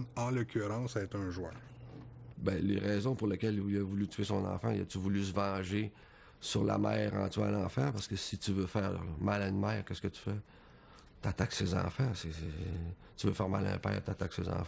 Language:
French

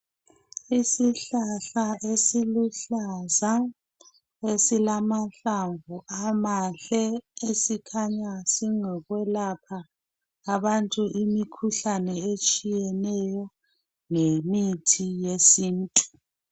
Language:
North Ndebele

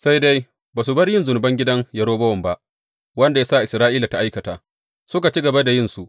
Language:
Hausa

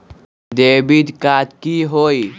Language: Magahi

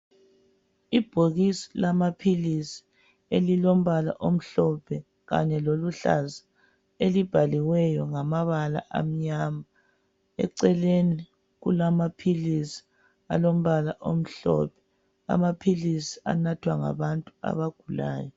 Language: North Ndebele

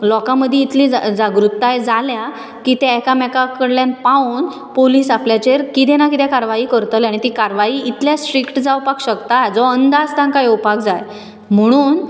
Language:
Konkani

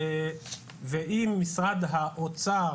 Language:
Hebrew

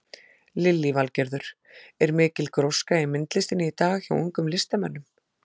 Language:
Icelandic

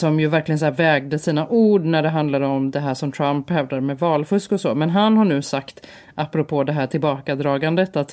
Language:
Swedish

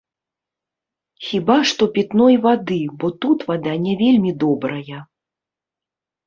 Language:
Belarusian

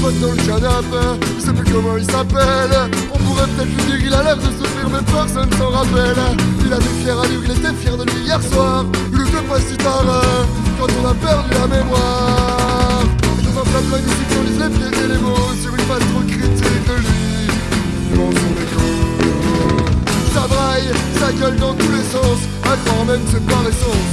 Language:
French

